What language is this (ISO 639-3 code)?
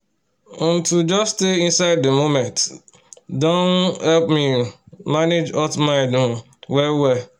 pcm